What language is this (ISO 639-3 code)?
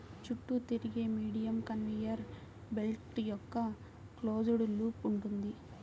tel